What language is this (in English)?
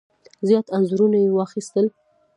Pashto